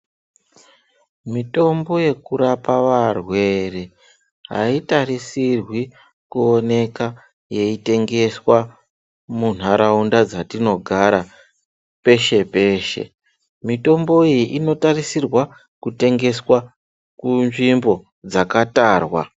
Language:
Ndau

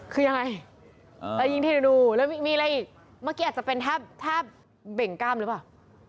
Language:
Thai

